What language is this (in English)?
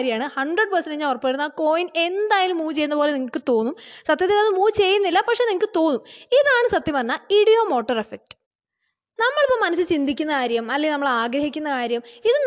Malayalam